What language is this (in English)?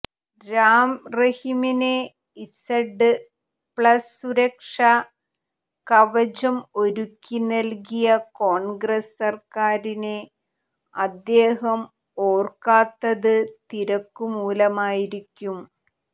Malayalam